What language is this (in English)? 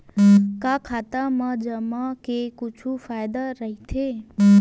Chhattisgarhi